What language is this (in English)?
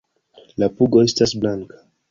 Esperanto